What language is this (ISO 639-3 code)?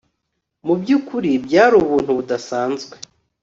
kin